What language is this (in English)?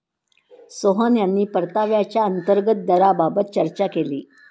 Marathi